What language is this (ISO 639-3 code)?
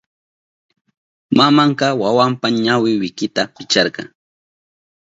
qup